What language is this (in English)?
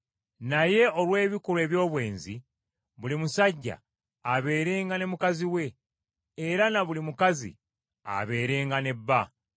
Ganda